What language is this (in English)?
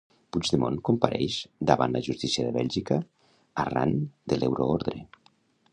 Catalan